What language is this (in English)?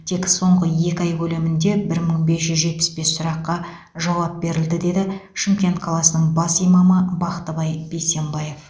Kazakh